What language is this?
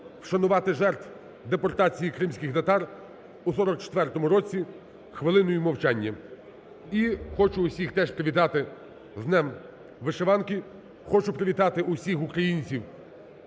Ukrainian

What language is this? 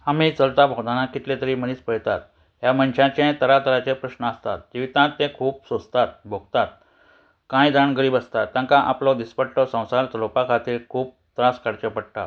Konkani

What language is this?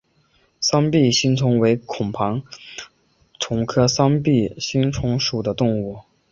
Chinese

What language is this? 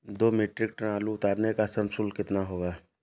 Hindi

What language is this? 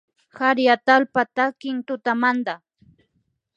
Imbabura Highland Quichua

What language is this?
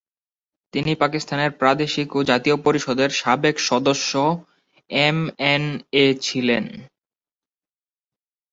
Bangla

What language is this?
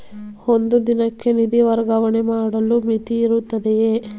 Kannada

